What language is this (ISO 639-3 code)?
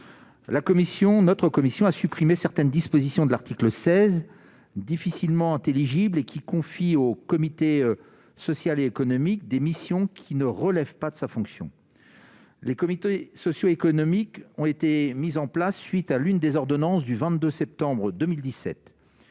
fra